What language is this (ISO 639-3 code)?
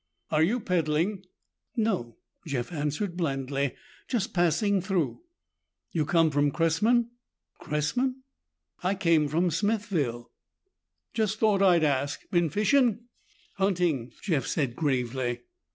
eng